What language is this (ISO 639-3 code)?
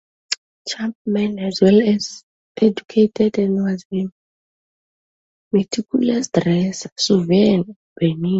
eng